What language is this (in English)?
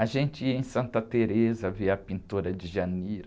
Portuguese